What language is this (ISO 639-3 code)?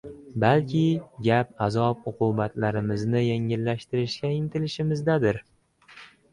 uzb